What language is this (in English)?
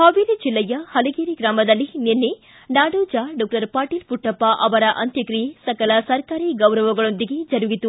Kannada